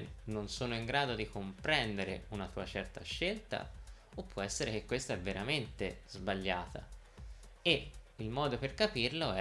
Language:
Italian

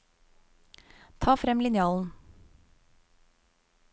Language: Norwegian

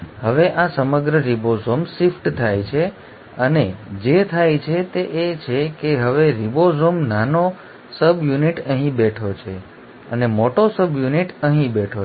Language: Gujarati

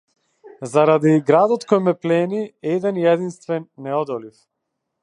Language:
Macedonian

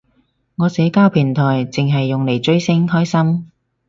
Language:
Cantonese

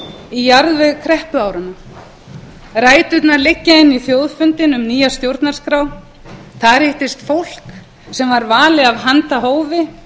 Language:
Icelandic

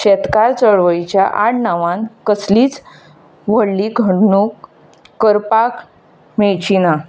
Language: Konkani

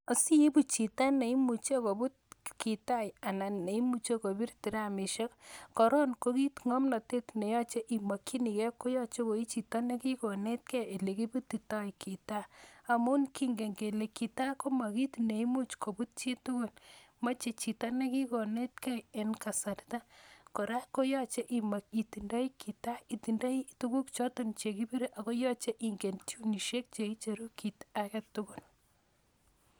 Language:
Kalenjin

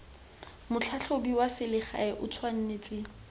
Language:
Tswana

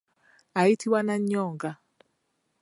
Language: Ganda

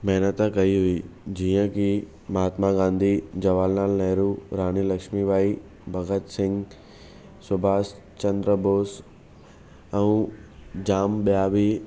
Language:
Sindhi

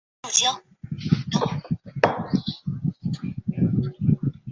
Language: Chinese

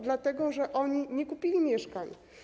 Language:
Polish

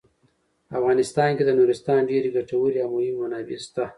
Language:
Pashto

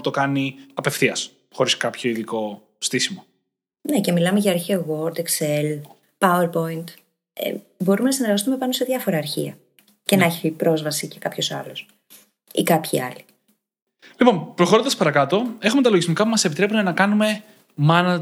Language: Greek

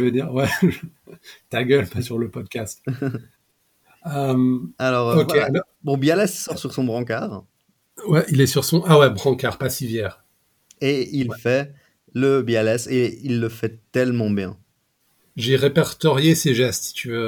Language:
French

